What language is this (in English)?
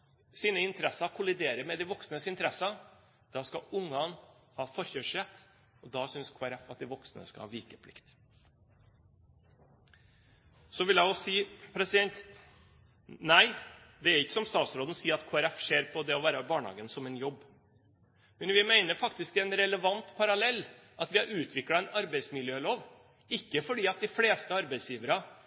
Norwegian Bokmål